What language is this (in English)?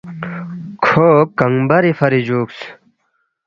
Balti